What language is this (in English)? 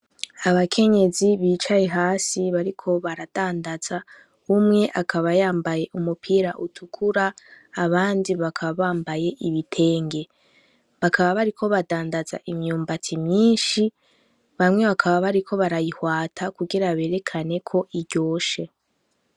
Rundi